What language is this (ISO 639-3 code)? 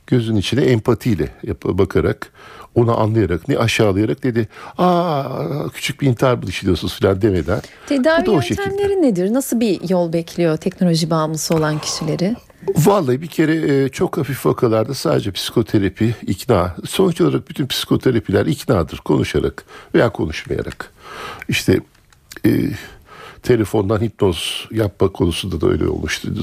tur